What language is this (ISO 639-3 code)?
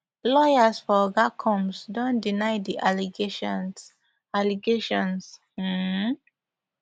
pcm